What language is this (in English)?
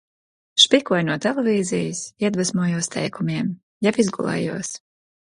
Latvian